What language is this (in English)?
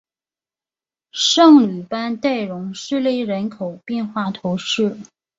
Chinese